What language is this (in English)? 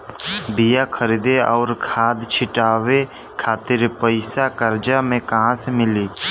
Bhojpuri